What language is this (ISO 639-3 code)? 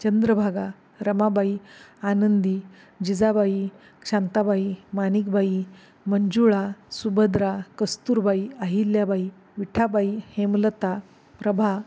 mar